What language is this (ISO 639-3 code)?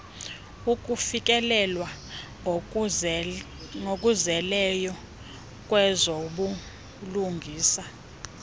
xho